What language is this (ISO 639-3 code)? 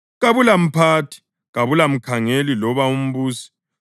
nde